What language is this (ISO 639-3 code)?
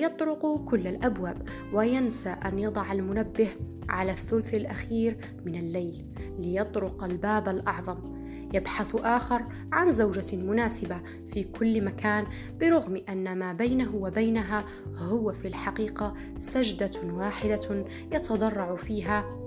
ara